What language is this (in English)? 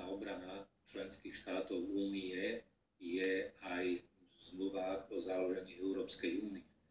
Slovak